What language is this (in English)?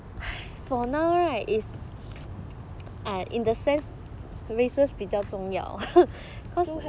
English